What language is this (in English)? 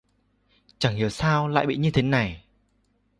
Vietnamese